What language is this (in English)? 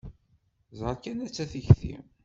Kabyle